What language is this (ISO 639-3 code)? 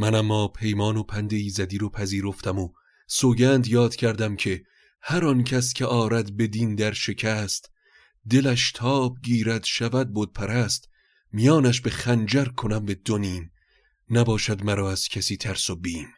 fas